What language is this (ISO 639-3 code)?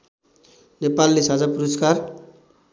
nep